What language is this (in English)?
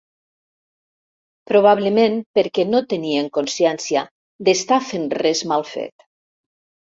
Catalan